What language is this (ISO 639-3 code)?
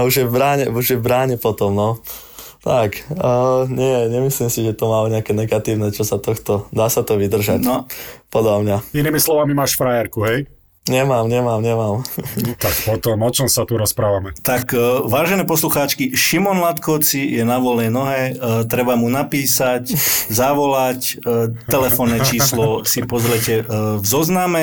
slk